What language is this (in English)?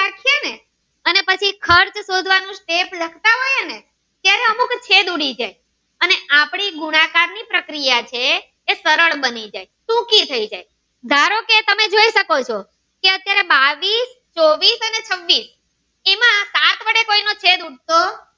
Gujarati